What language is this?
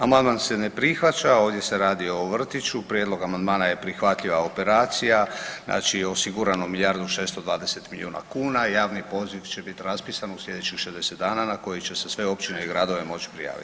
Croatian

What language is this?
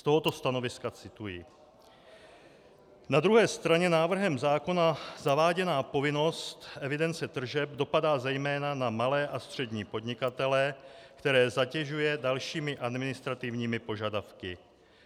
Czech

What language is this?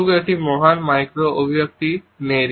Bangla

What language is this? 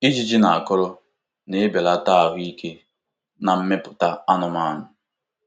Igbo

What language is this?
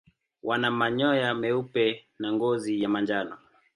Swahili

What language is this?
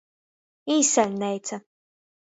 Latgalian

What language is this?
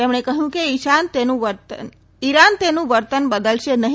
Gujarati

